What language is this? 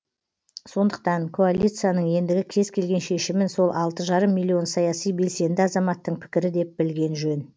Kazakh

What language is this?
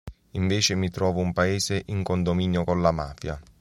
Italian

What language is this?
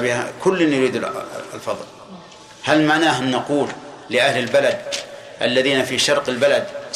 Arabic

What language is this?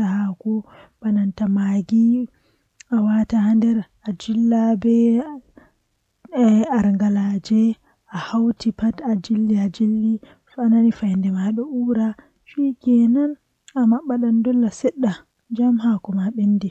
Western Niger Fulfulde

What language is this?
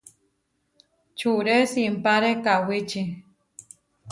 Huarijio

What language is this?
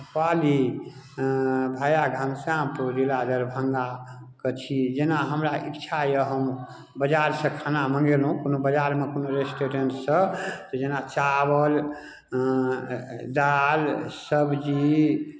Maithili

